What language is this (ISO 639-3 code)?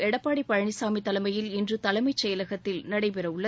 tam